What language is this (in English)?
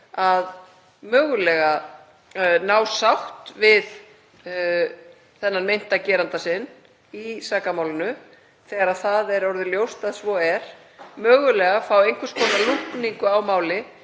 Icelandic